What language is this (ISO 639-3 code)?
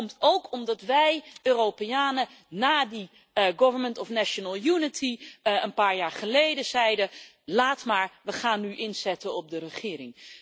nld